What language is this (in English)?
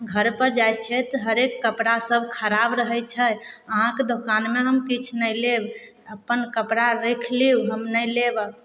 Maithili